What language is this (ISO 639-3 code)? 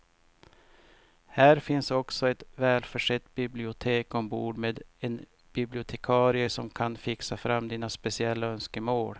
swe